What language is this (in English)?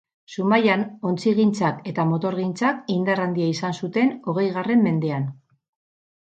Basque